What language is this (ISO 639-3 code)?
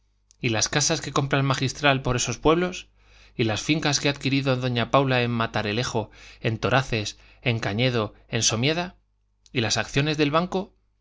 spa